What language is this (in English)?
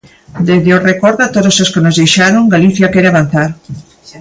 Galician